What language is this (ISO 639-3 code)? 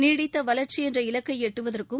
tam